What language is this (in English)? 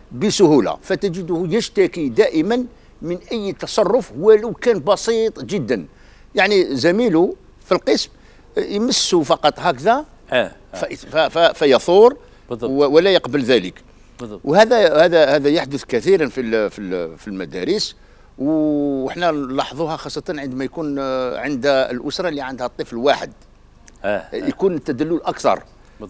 Arabic